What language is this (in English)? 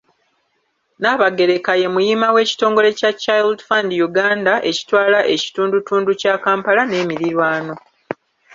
Ganda